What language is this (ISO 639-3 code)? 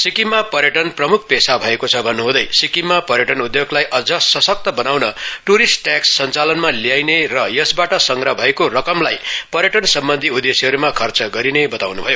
nep